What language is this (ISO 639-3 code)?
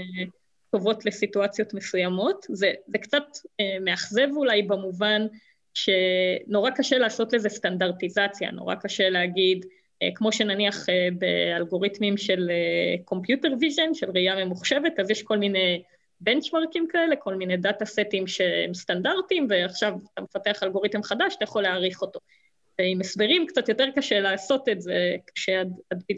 heb